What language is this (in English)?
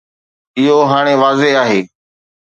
Sindhi